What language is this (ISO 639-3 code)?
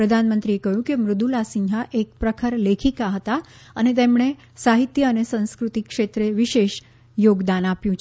guj